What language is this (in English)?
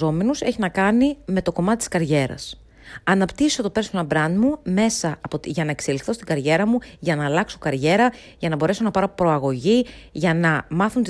Greek